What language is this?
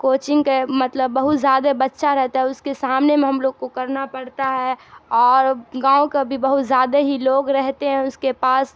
Urdu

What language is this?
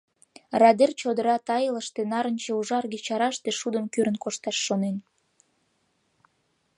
Mari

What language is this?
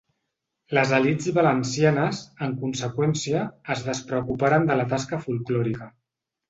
Catalan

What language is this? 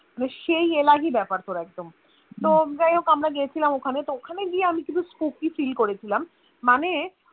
Bangla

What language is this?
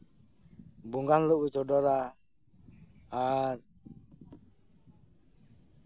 Santali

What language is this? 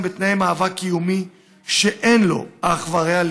Hebrew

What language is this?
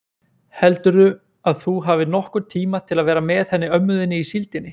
Icelandic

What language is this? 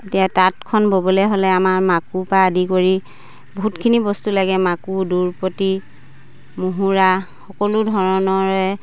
Assamese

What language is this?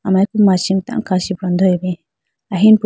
Idu-Mishmi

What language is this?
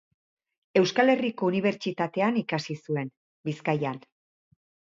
Basque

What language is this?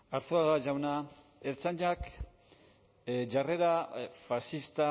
Basque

